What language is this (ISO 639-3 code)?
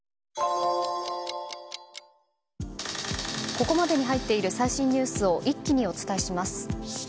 jpn